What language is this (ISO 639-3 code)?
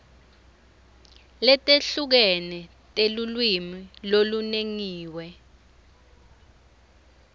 ssw